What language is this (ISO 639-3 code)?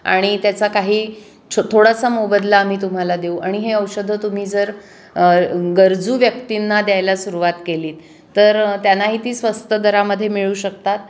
mar